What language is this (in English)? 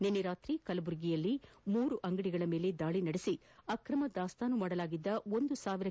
Kannada